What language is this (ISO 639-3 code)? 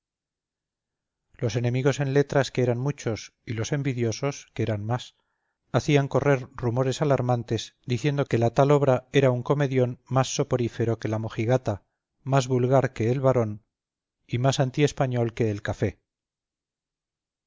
spa